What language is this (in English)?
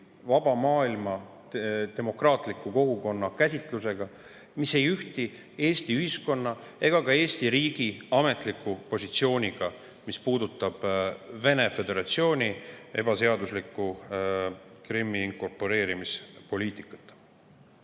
Estonian